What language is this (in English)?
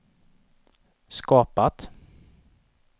Swedish